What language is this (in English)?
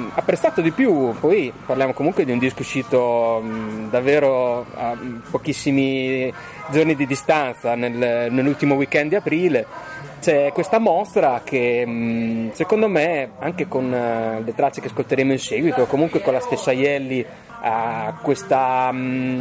Italian